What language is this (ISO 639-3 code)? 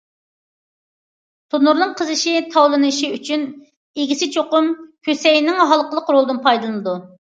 uig